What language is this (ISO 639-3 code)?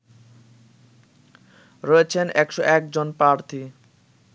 ben